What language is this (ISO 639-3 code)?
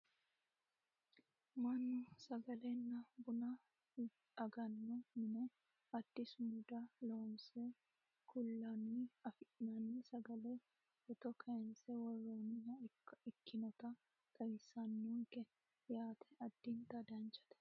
sid